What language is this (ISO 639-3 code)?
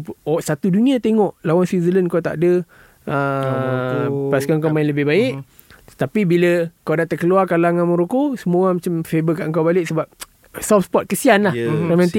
msa